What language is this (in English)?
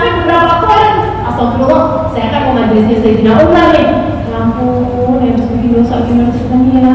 Indonesian